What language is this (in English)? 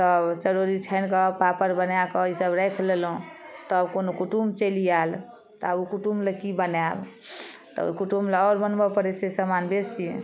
Maithili